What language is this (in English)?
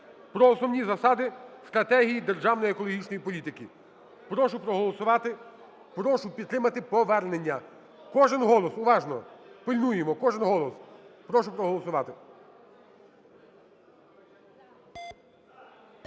Ukrainian